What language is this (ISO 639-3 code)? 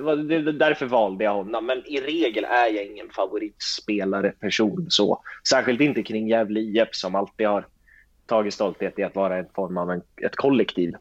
swe